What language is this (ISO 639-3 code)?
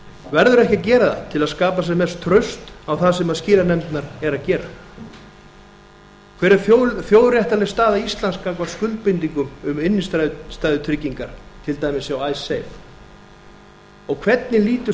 isl